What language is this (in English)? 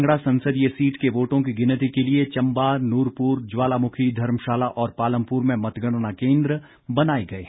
Hindi